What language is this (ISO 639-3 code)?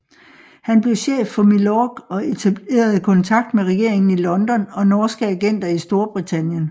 dan